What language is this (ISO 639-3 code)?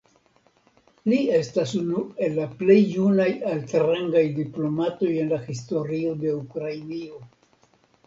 epo